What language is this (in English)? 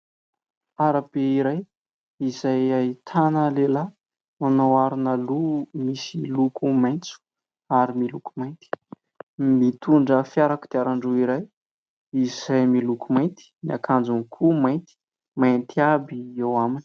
Malagasy